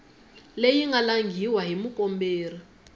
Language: Tsonga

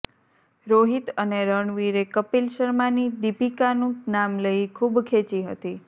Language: Gujarati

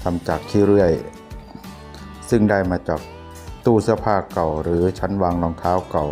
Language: Thai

